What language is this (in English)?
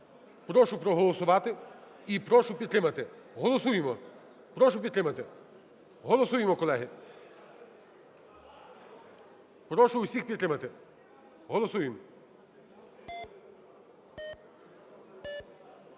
Ukrainian